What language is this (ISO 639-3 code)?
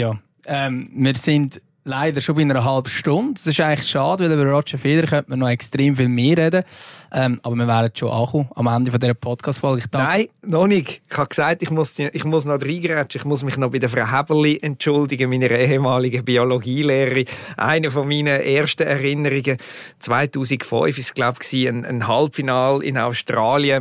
deu